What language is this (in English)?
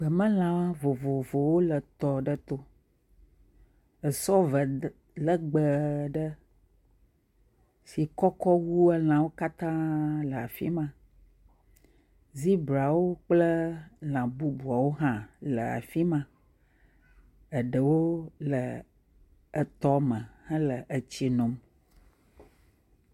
Ewe